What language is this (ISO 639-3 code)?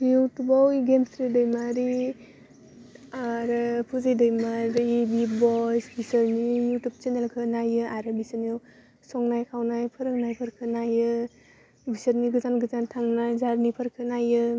brx